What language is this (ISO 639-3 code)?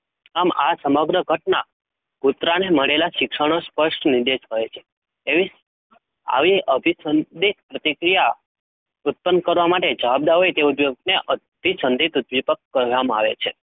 guj